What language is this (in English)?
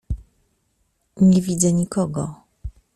Polish